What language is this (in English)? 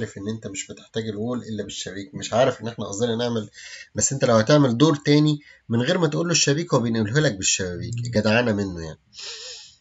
Arabic